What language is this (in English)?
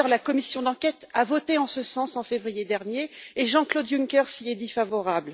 French